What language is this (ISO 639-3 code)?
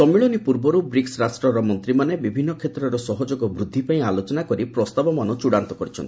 ori